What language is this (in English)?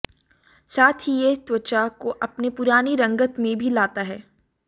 Hindi